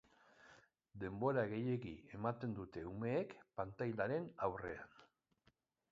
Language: Basque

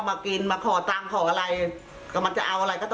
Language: Thai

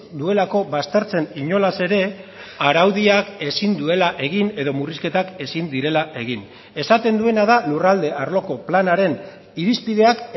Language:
Basque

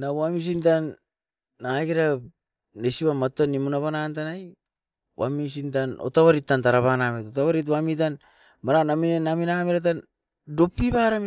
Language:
Askopan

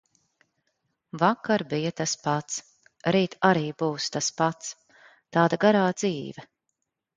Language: Latvian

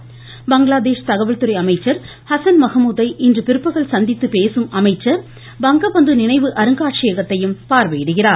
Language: Tamil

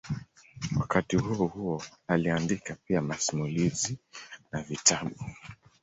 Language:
Swahili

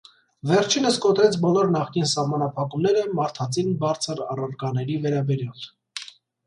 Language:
Armenian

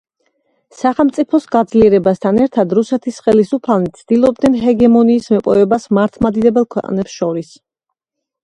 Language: Georgian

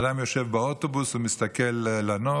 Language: Hebrew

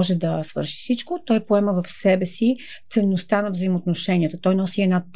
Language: Bulgarian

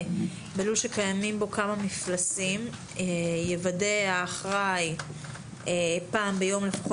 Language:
Hebrew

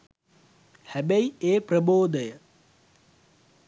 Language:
Sinhala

